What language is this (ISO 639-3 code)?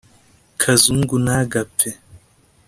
kin